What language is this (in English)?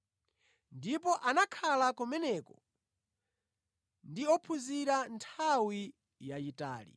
Nyanja